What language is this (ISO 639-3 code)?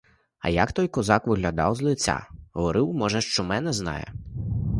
ukr